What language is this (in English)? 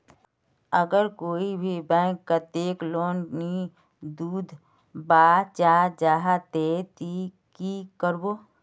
Magahi